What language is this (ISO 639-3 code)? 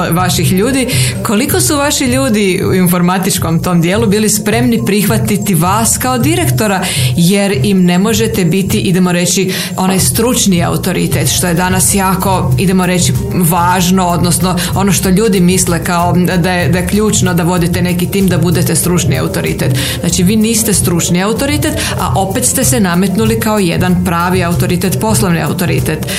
hrv